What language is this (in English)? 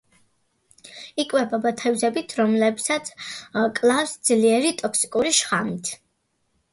Georgian